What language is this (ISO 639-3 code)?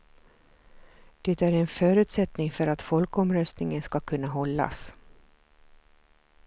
swe